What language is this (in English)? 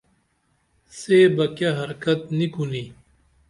Dameli